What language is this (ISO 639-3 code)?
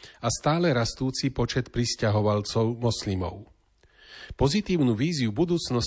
slk